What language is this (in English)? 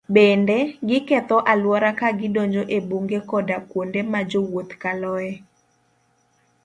Luo (Kenya and Tanzania)